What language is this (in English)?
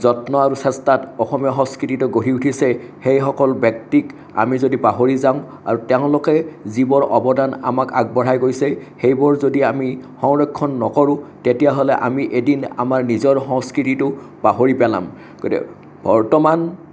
Assamese